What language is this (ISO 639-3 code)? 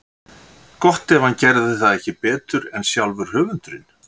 isl